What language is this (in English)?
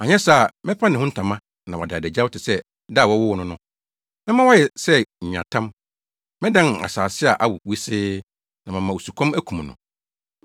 Akan